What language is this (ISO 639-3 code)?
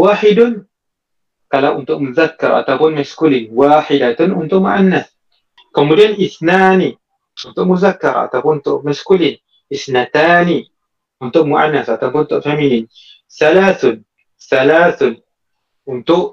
msa